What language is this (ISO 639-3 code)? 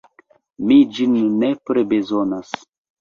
epo